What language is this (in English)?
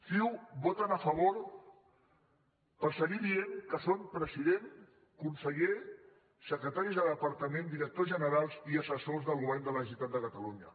Catalan